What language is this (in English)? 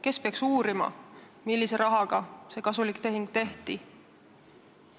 Estonian